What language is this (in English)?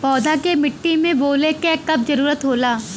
Bhojpuri